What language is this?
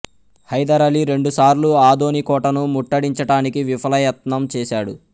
Telugu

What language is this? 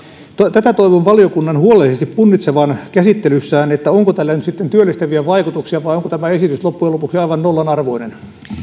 Finnish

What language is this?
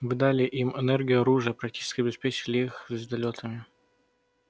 Russian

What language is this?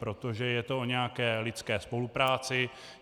Czech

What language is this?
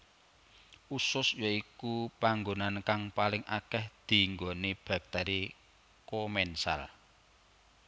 Javanese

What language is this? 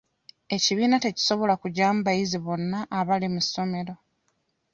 Ganda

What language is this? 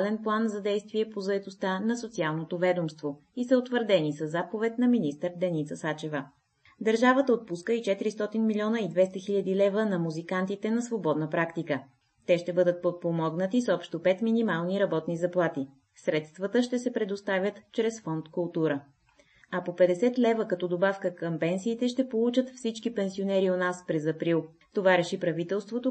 Bulgarian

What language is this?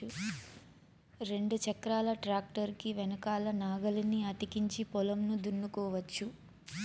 Telugu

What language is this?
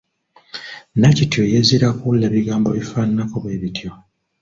Ganda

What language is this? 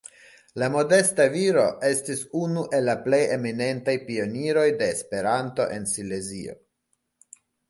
Esperanto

